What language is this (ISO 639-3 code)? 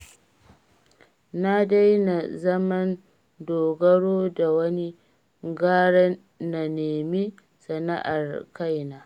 hau